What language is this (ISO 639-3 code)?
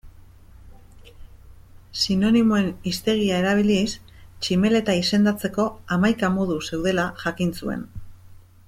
eus